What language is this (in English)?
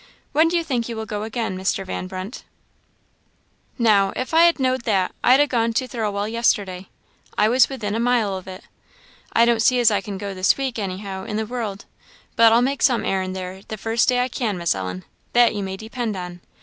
English